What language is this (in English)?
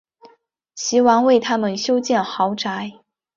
Chinese